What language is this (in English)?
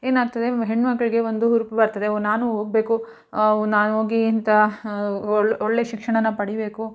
Kannada